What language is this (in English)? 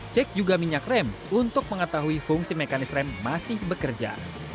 Indonesian